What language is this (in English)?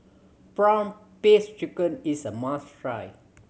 English